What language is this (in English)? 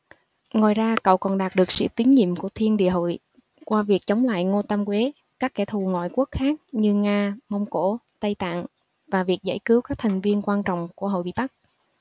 Vietnamese